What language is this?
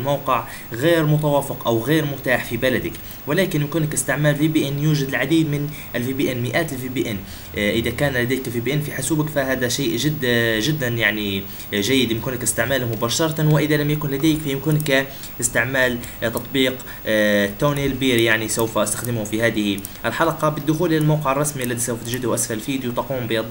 Arabic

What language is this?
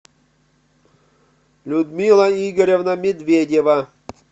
Russian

